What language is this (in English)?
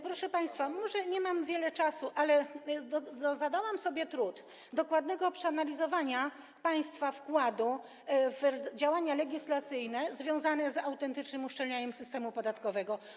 Polish